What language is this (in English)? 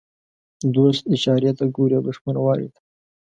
Pashto